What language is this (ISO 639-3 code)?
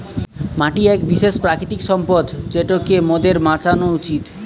ben